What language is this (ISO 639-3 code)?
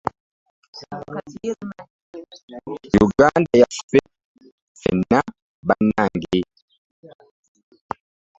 lug